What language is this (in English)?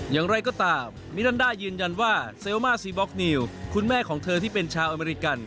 Thai